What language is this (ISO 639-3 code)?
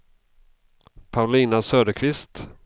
swe